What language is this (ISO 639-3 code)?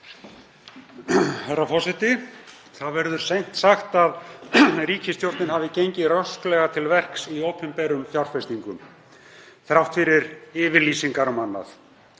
isl